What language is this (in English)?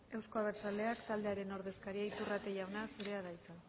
Basque